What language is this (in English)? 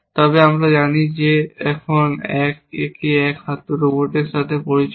Bangla